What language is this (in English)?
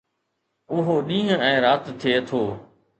Sindhi